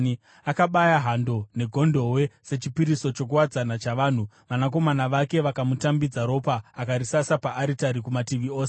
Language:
Shona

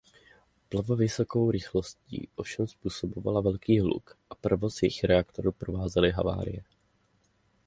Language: Czech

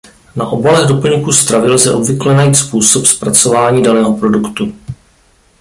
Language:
Czech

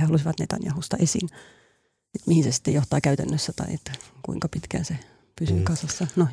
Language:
Finnish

